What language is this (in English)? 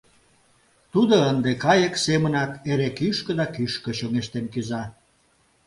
Mari